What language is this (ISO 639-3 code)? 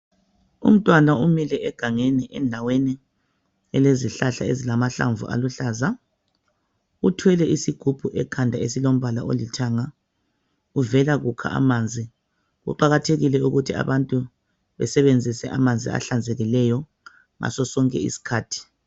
nde